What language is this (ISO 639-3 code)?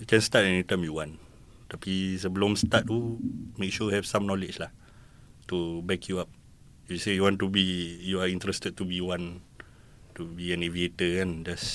msa